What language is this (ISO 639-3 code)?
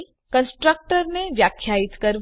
guj